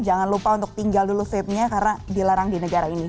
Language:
Indonesian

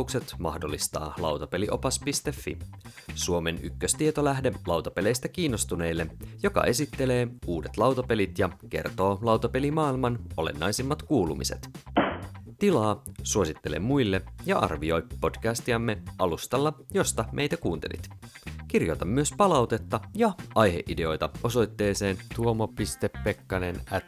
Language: Finnish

